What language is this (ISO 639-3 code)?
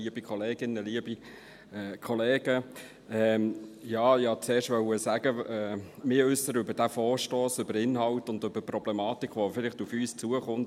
gsw